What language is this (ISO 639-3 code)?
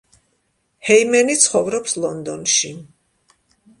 kat